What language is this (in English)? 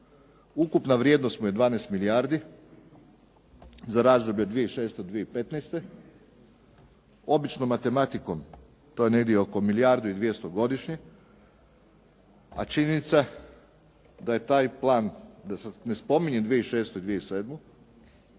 Croatian